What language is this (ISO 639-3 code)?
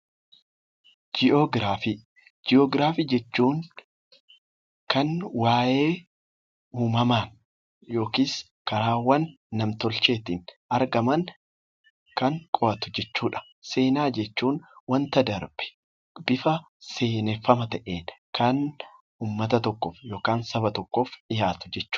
orm